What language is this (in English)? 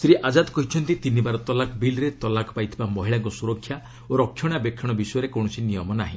Odia